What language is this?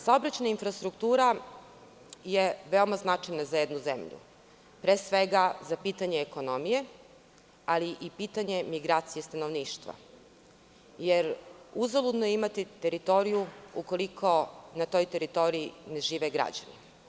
Serbian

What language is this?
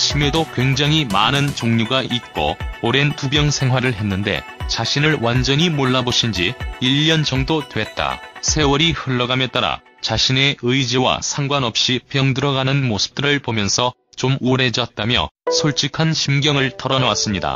Korean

